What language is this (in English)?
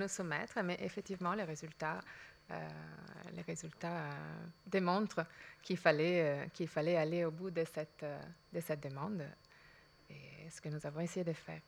French